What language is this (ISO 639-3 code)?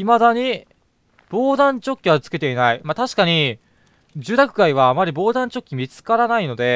jpn